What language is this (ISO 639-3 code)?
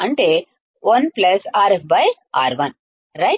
tel